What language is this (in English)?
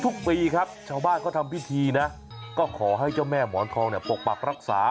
Thai